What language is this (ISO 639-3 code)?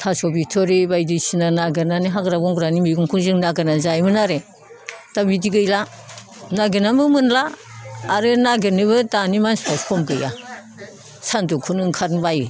brx